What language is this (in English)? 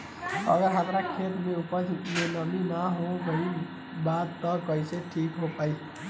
Bhojpuri